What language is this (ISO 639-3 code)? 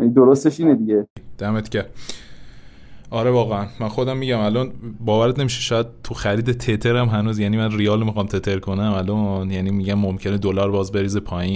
fas